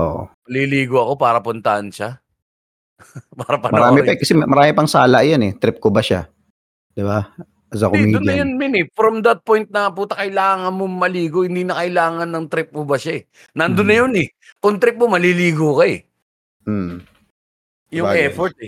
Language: Filipino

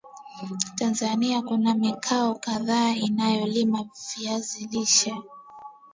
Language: Swahili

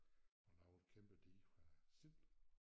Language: Danish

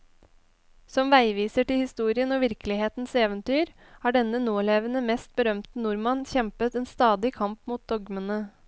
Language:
Norwegian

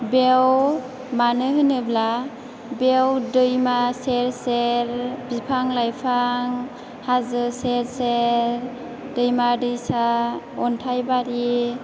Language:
Bodo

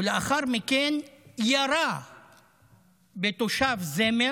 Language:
Hebrew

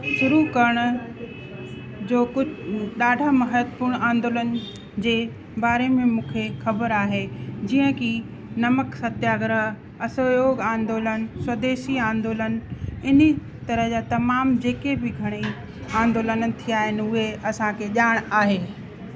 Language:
Sindhi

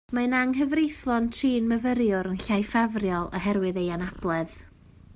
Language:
Welsh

